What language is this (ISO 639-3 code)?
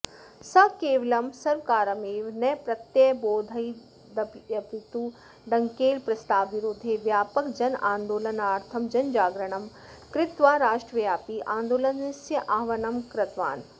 san